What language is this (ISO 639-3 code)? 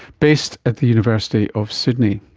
eng